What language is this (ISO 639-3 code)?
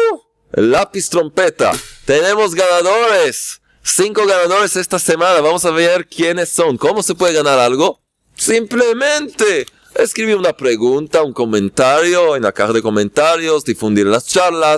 spa